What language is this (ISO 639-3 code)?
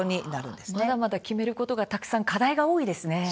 jpn